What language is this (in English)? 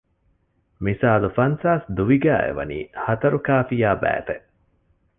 Divehi